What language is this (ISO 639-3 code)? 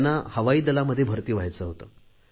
mar